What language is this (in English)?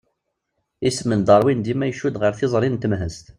Kabyle